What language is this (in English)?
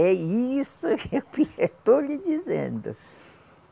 Portuguese